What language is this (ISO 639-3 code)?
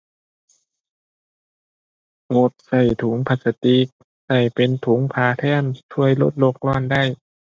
tha